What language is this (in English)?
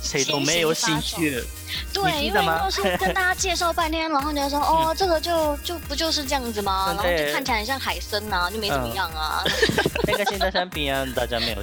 Chinese